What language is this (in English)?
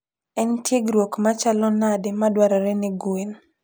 Luo (Kenya and Tanzania)